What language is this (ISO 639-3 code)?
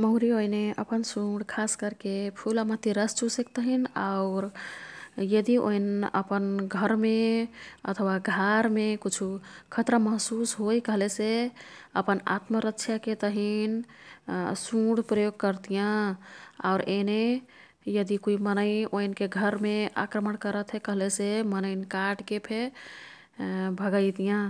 tkt